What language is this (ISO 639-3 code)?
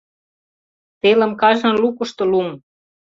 chm